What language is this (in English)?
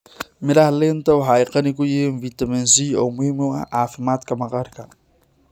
Somali